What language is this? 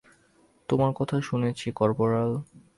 Bangla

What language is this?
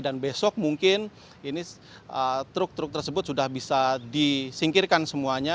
Indonesian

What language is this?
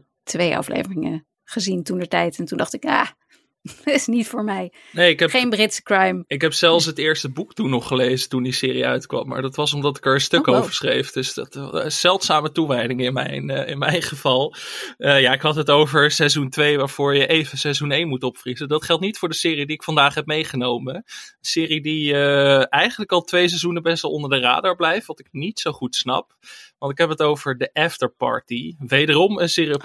Dutch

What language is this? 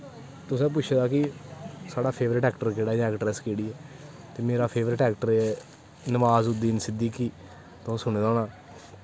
Dogri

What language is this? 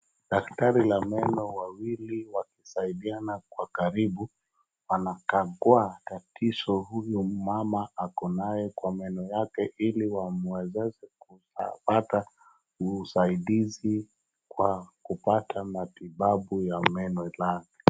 Swahili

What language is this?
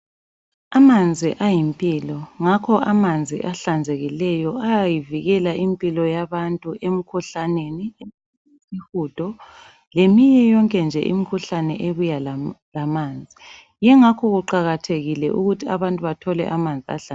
North Ndebele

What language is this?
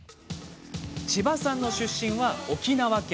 Japanese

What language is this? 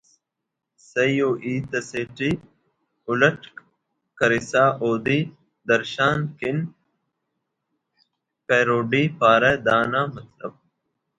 Brahui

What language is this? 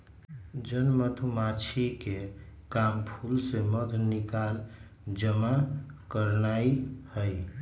Magahi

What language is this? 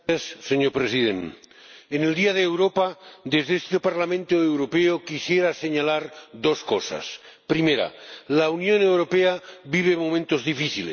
Spanish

